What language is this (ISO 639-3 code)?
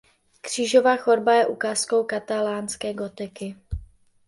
ces